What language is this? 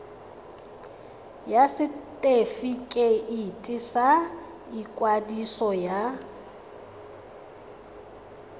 Tswana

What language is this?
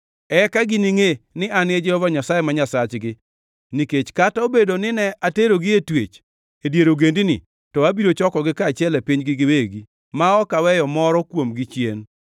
Luo (Kenya and Tanzania)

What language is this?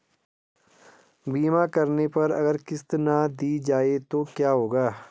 Hindi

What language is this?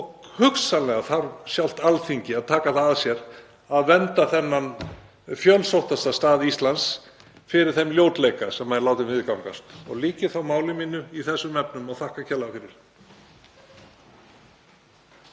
Icelandic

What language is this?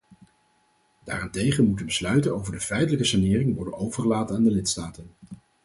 Dutch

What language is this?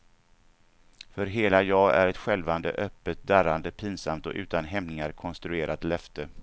Swedish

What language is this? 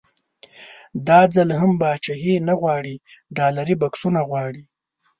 Pashto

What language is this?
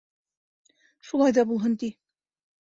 Bashkir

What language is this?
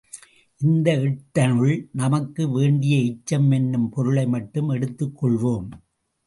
Tamil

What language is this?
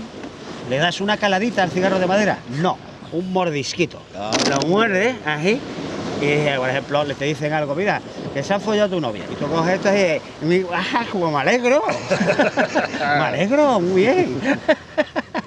Spanish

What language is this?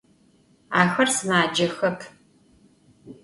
Adyghe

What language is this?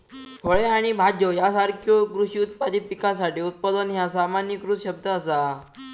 Marathi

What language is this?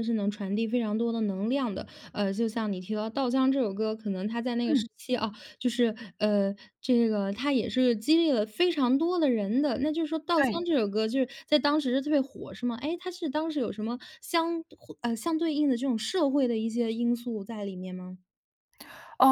Chinese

